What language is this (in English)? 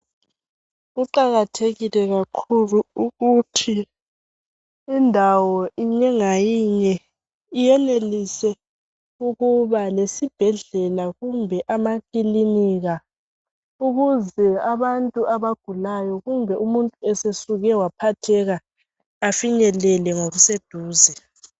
North Ndebele